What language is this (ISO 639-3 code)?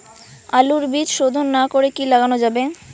ben